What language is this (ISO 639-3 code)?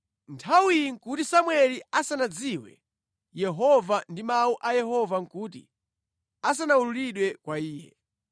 nya